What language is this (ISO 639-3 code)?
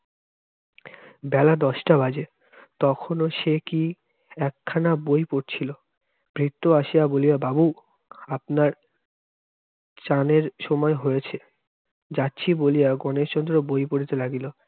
ben